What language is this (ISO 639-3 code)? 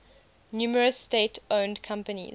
eng